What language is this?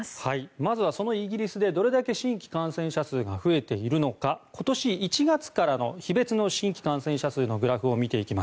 Japanese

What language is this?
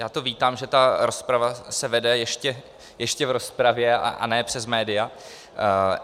Czech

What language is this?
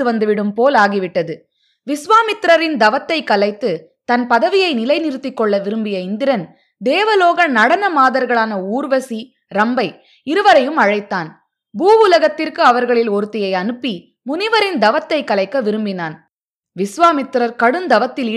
Tamil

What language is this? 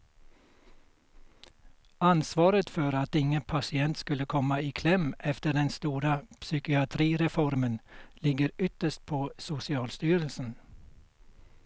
Swedish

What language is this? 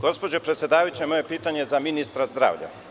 Serbian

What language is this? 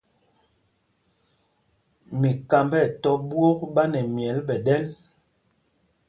Mpumpong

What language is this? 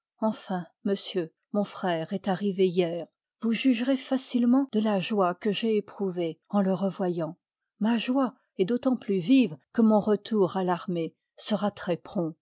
French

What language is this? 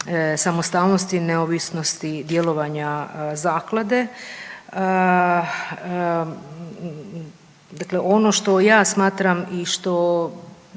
Croatian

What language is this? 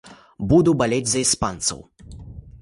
Belarusian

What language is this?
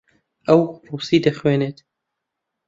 Central Kurdish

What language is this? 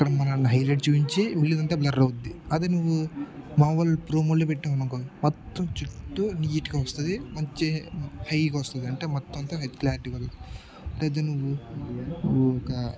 Telugu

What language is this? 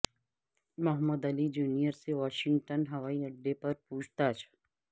Urdu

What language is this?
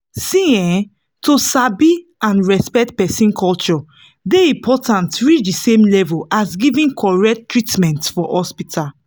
Nigerian Pidgin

